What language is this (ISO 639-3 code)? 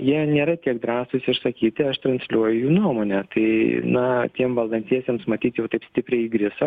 lit